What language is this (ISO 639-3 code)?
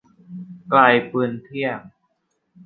tha